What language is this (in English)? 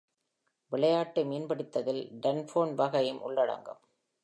Tamil